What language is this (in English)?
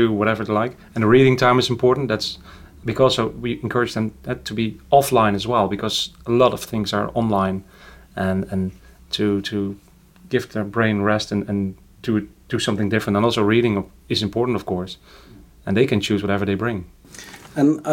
English